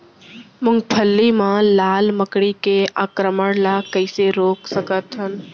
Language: Chhattisgarhi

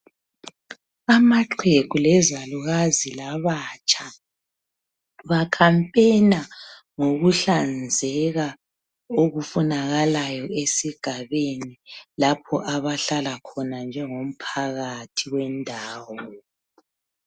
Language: North Ndebele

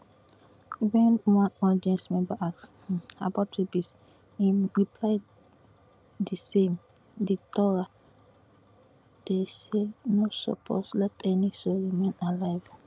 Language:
Nigerian Pidgin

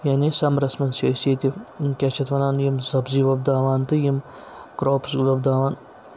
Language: Kashmiri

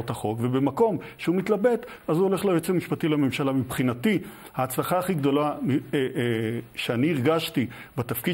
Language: Hebrew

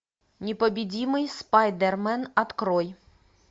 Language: Russian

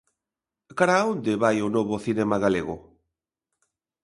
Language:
Galician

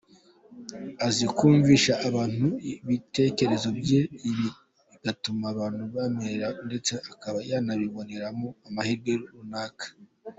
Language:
Kinyarwanda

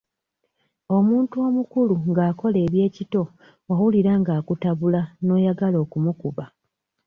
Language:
Ganda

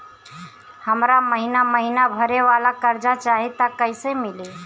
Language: Bhojpuri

